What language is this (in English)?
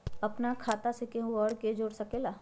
Magahi